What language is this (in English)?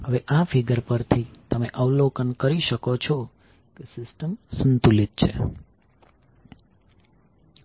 Gujarati